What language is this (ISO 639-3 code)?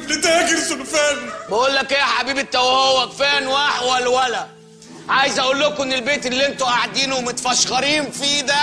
ara